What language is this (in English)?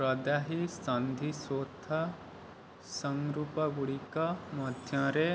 Odia